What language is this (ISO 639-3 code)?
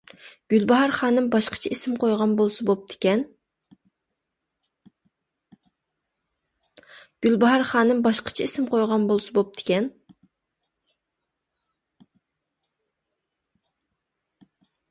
uig